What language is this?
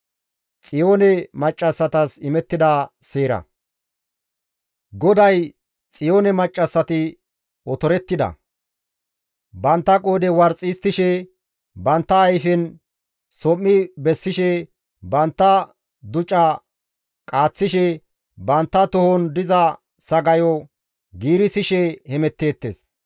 Gamo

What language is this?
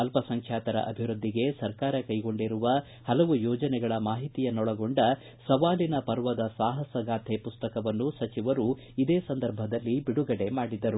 Kannada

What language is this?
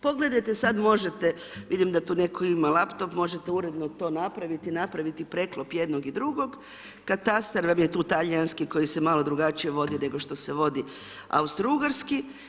Croatian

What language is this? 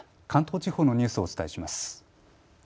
Japanese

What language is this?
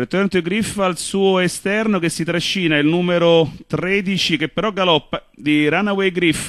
Italian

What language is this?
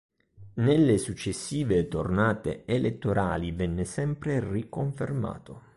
Italian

